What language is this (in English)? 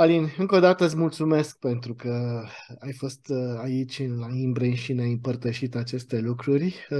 Romanian